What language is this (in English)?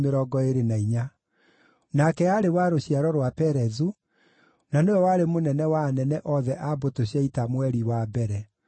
Kikuyu